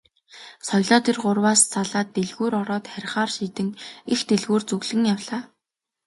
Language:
Mongolian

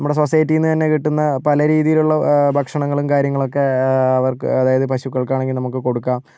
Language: Malayalam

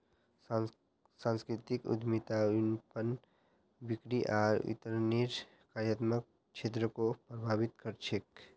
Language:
Magahi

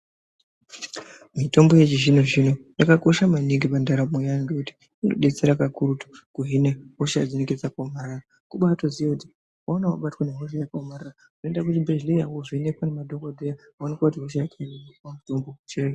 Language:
Ndau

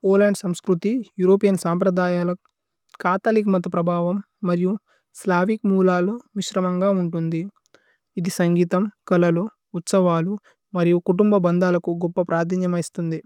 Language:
Tulu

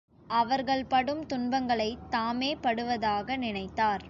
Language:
Tamil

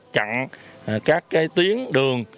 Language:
Vietnamese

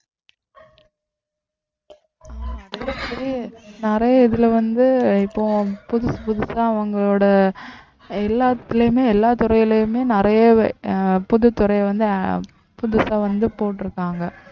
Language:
Tamil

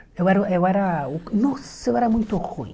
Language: Portuguese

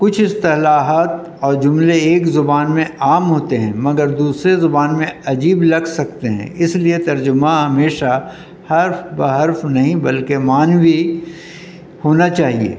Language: Urdu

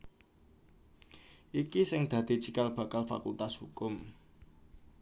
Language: Javanese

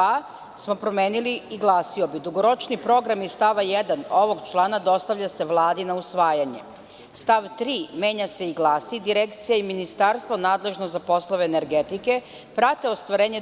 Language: Serbian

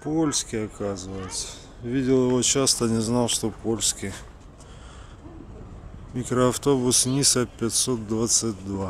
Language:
Russian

